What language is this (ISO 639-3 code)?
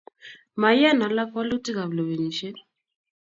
kln